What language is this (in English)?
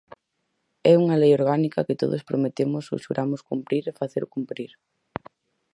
Galician